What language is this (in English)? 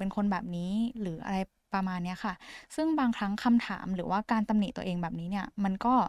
Thai